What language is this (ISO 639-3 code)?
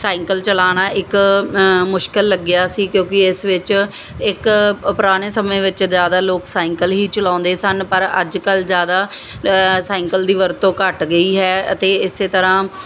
pan